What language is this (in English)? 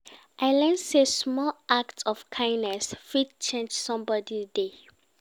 Nigerian Pidgin